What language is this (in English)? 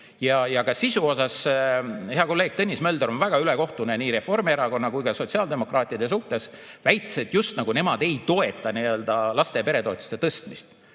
Estonian